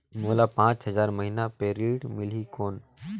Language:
Chhattisgarhi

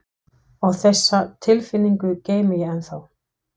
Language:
Icelandic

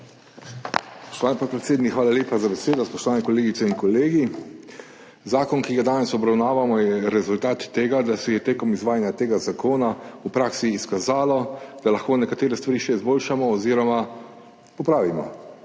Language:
Slovenian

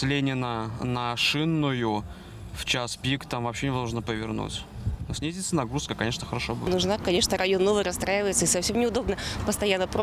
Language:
Russian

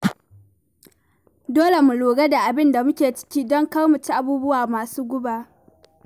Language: Hausa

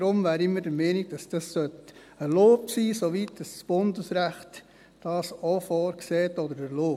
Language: Swiss German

